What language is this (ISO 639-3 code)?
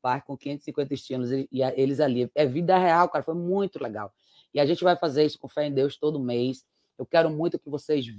por